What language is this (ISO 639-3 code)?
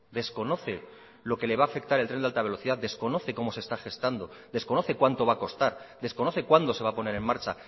spa